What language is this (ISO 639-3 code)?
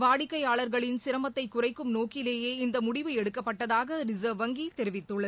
tam